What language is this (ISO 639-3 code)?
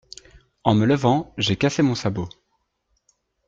fra